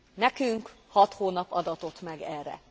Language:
Hungarian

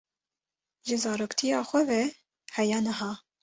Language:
Kurdish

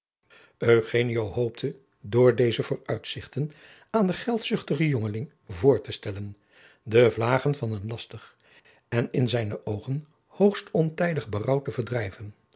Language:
Dutch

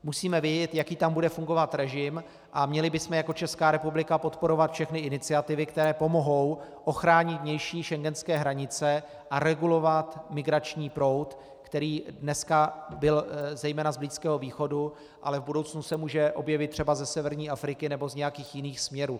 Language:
Czech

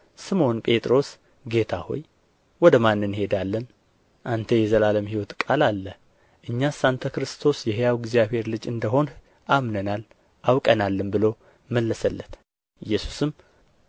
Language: Amharic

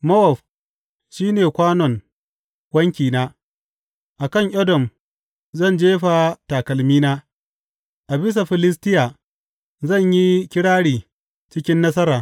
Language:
Hausa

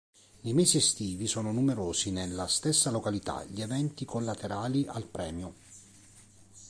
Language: Italian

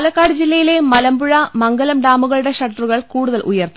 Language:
Malayalam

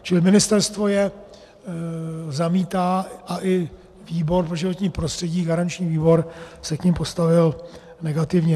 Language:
Czech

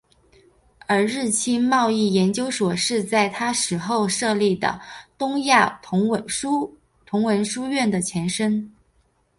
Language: Chinese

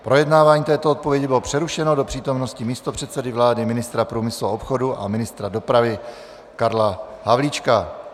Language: Czech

